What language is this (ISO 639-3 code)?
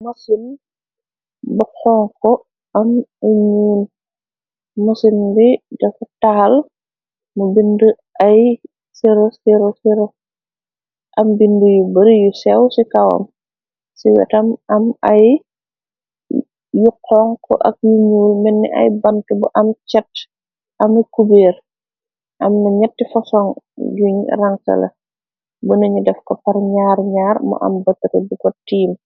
wol